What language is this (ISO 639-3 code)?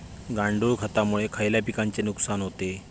mar